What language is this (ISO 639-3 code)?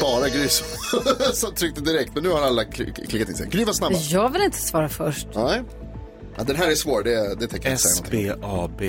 swe